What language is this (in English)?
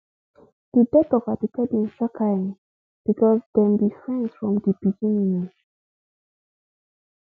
Nigerian Pidgin